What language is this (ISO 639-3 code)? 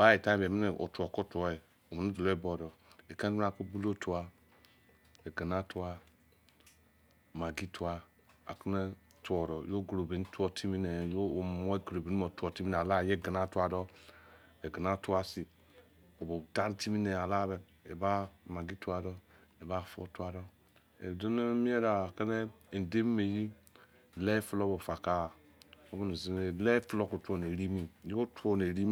ijc